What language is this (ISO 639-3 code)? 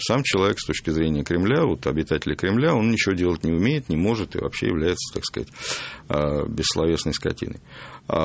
rus